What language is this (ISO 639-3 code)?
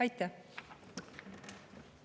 est